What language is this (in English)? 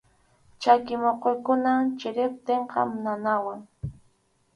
Arequipa-La Unión Quechua